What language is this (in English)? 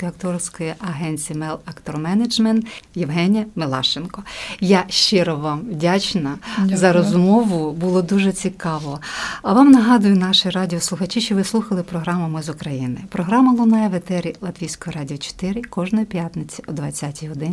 Ukrainian